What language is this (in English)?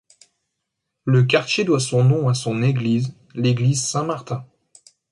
French